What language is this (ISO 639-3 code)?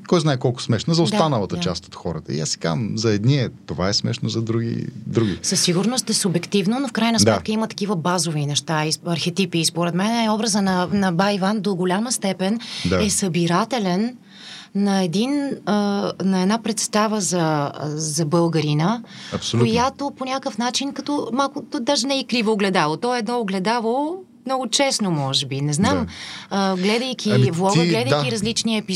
bul